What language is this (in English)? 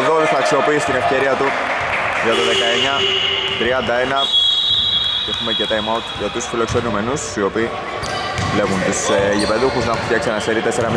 Greek